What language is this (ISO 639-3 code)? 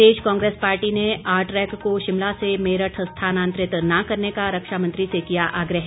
hin